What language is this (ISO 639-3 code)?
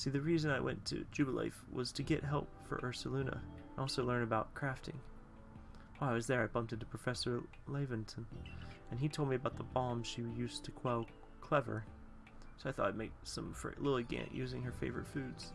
eng